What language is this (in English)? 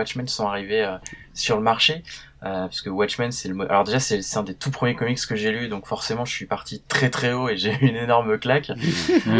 French